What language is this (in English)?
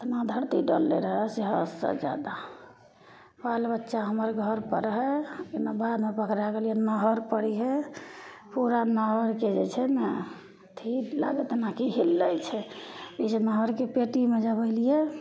Maithili